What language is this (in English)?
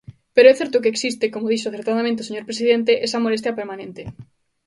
Galician